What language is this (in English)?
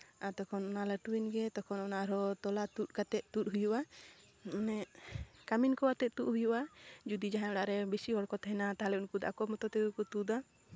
Santali